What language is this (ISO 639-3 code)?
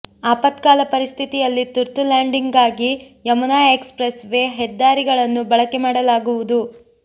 kan